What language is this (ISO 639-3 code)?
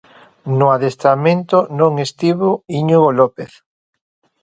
glg